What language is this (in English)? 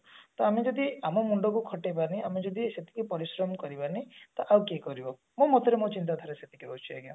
Odia